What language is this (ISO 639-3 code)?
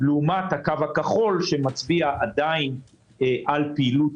heb